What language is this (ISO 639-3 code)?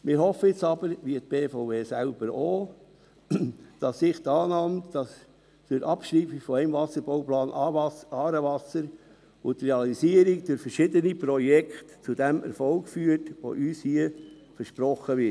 gsw